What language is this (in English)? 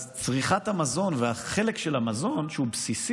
Hebrew